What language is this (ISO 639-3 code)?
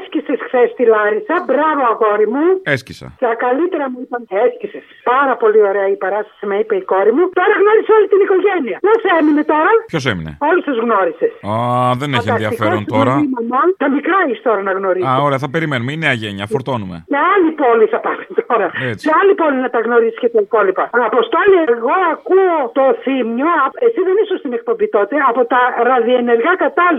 ell